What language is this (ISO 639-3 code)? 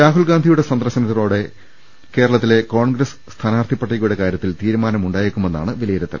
mal